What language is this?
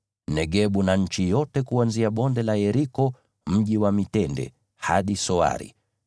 Swahili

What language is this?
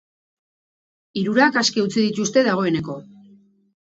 Basque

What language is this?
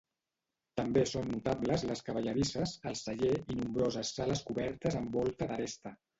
Catalan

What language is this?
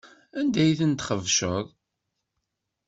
Kabyle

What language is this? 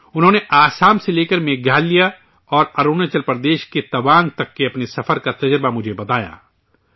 Urdu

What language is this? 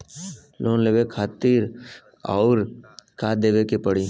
Bhojpuri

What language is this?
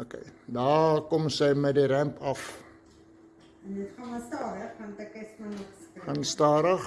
Dutch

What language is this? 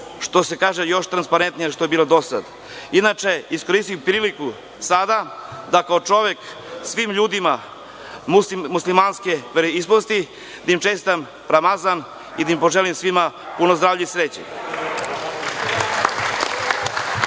Serbian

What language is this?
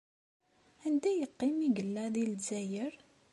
Kabyle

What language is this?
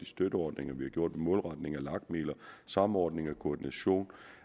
Danish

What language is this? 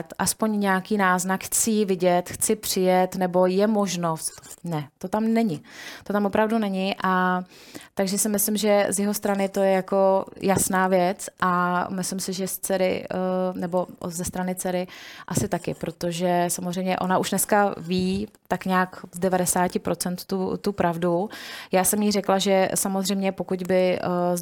Czech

